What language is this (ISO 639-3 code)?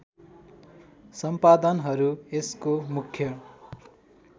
nep